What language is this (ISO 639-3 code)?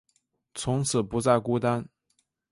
zho